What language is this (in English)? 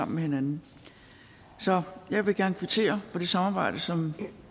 Danish